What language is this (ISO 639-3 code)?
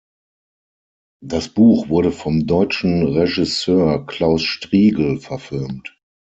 deu